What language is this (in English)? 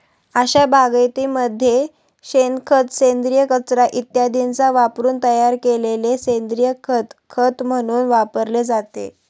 Marathi